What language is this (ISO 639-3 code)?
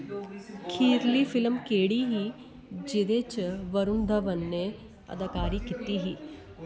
doi